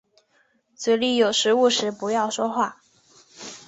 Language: Chinese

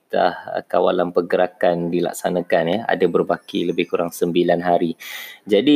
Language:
Malay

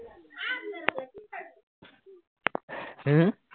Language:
Assamese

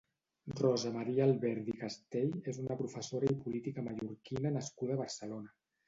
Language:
Catalan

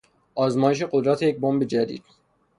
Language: Persian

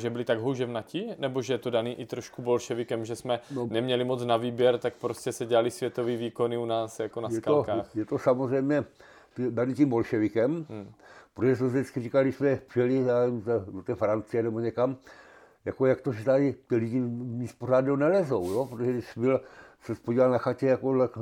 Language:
Czech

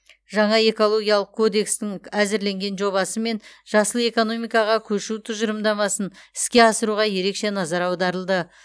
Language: Kazakh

